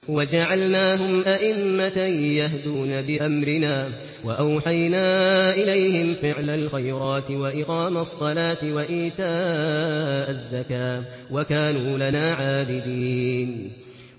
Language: Arabic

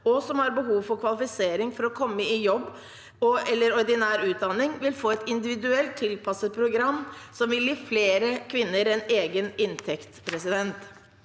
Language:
Norwegian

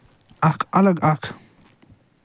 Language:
Kashmiri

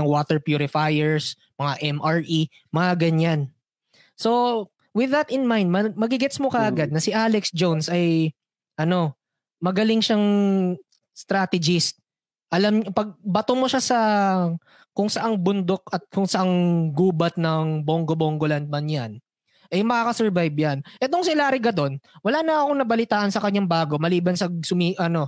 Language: Filipino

